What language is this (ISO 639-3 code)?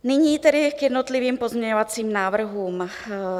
ces